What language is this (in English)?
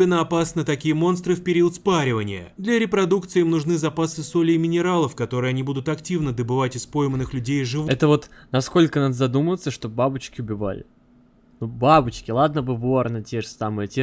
Russian